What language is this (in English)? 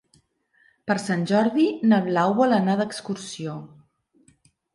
Catalan